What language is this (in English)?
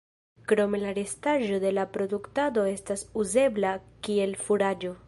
Esperanto